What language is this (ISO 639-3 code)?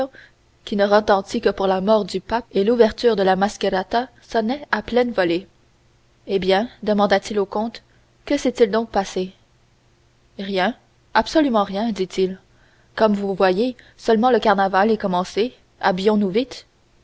fra